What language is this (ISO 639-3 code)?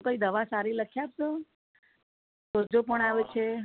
guj